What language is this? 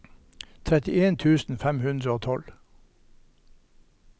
Norwegian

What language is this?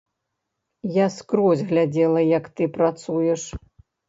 Belarusian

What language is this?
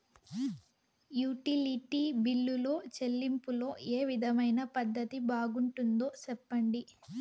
Telugu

